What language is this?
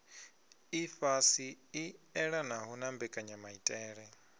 Venda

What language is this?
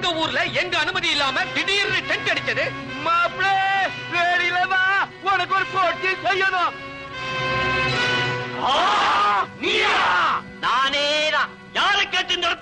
Tamil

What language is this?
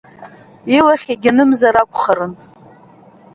Abkhazian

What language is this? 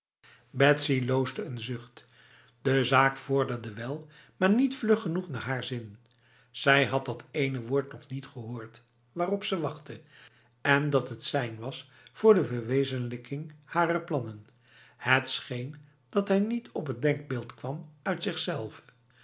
Dutch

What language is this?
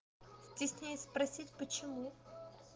Russian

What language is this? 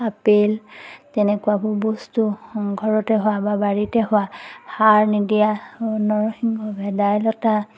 Assamese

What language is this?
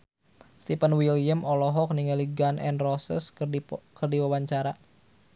Sundanese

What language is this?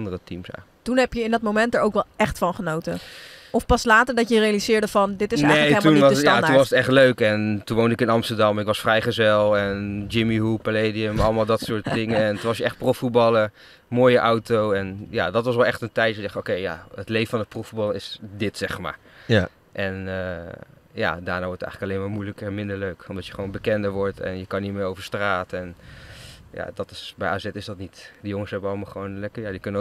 Dutch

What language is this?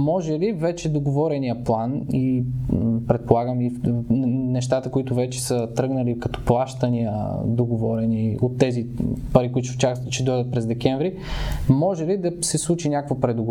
Bulgarian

